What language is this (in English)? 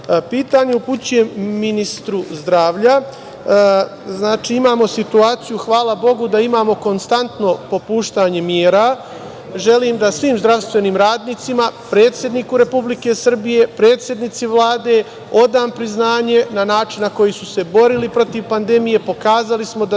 Serbian